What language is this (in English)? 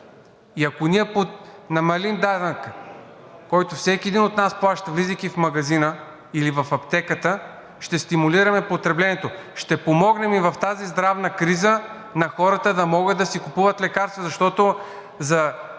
Bulgarian